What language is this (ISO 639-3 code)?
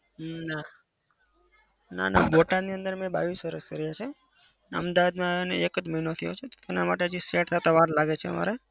guj